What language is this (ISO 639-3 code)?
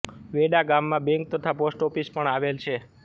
guj